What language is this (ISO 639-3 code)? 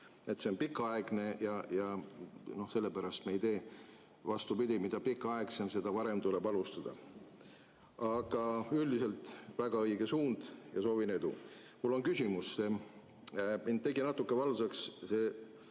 est